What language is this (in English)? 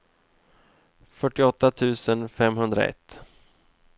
Swedish